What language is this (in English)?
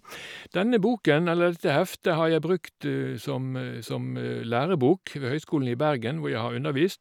Norwegian